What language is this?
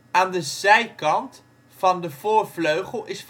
Dutch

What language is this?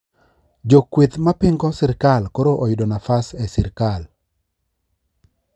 Luo (Kenya and Tanzania)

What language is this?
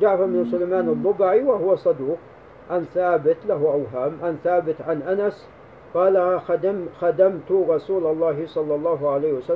Arabic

